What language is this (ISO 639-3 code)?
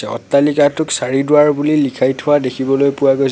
asm